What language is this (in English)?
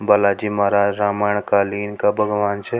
Rajasthani